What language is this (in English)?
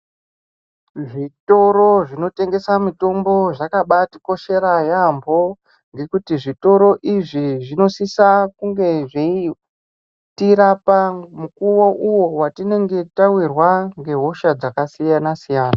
Ndau